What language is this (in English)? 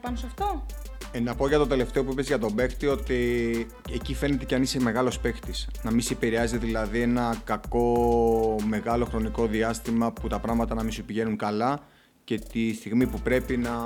Greek